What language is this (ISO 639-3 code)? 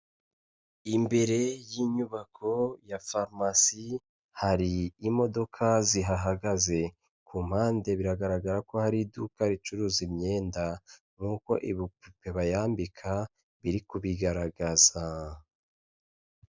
kin